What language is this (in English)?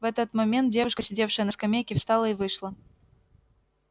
Russian